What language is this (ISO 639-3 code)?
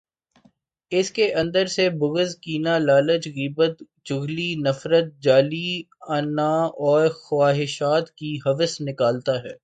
urd